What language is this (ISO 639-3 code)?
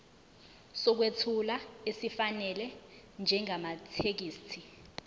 zul